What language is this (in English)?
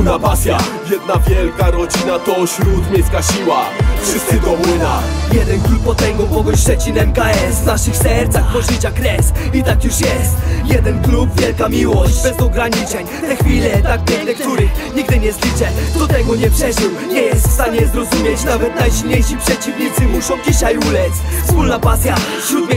Polish